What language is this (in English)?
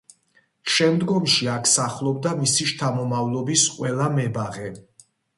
Georgian